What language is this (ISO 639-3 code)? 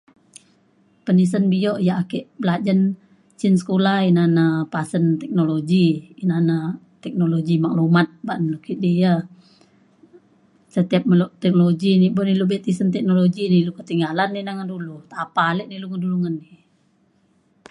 xkl